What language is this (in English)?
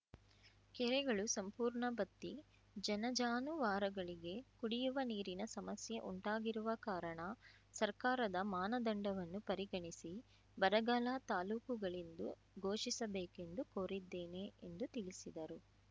Kannada